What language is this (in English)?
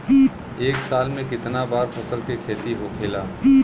Bhojpuri